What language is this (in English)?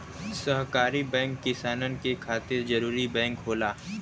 Bhojpuri